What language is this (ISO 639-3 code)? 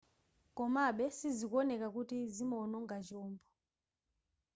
nya